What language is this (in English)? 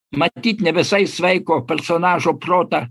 Lithuanian